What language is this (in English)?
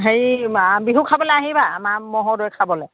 Assamese